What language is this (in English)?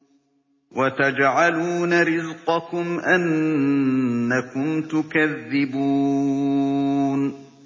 Arabic